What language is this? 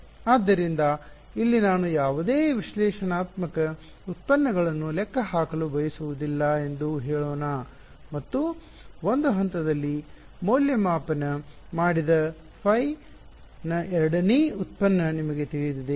Kannada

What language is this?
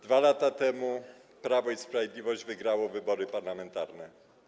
Polish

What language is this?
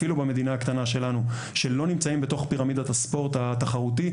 Hebrew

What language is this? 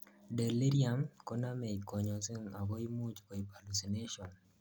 Kalenjin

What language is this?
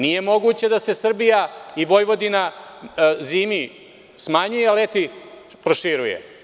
Serbian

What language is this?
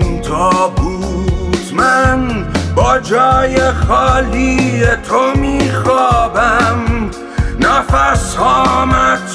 Persian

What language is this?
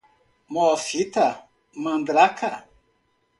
Portuguese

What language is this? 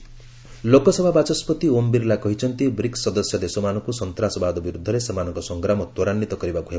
Odia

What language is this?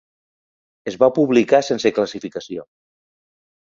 Catalan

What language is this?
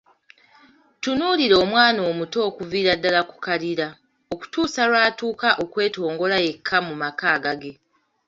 Ganda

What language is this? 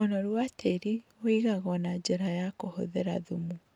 Kikuyu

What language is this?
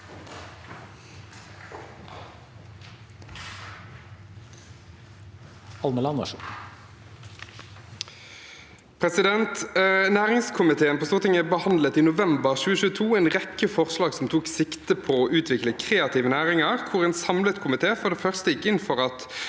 Norwegian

